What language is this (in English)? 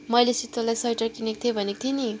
Nepali